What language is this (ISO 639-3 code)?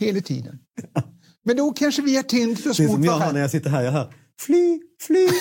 swe